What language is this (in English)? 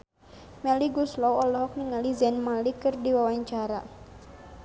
Sundanese